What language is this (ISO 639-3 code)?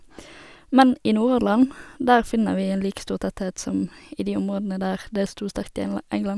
nor